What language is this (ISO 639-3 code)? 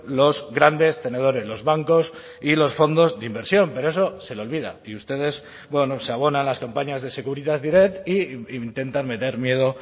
spa